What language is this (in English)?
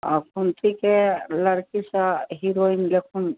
Maithili